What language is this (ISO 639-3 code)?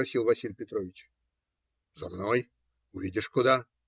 rus